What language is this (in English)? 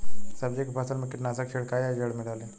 Bhojpuri